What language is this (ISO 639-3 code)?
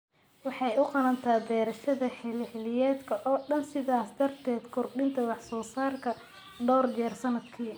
som